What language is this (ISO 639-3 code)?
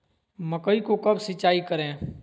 mag